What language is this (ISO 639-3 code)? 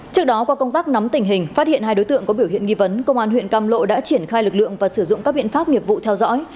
vie